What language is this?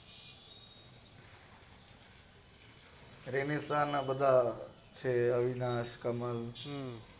Gujarati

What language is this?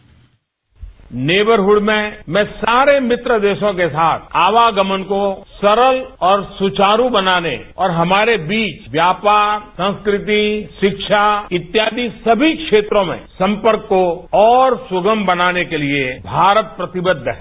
Hindi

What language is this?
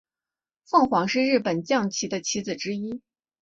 Chinese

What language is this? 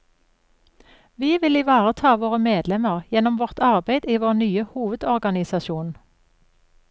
Norwegian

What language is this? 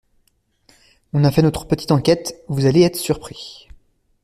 French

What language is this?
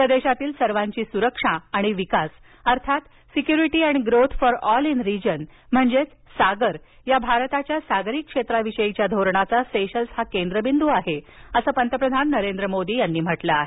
Marathi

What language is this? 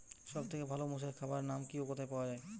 Bangla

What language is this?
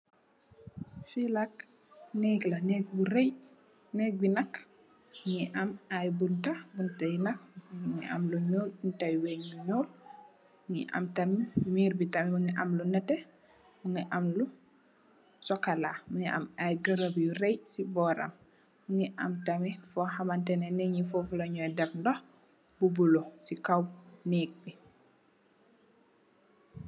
Wolof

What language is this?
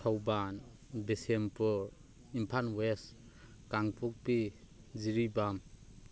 Manipuri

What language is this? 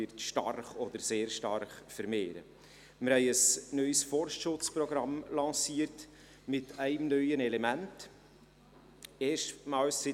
Swiss German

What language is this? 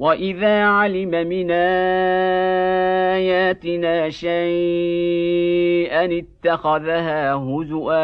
Arabic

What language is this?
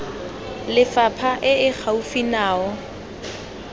Tswana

